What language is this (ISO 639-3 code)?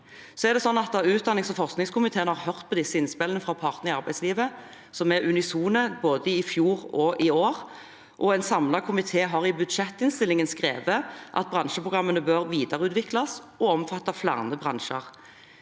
nor